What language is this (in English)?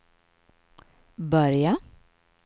Swedish